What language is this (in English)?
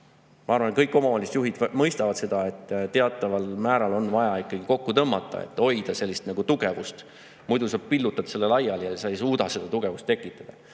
Estonian